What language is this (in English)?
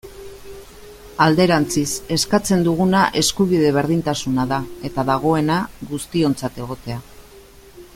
Basque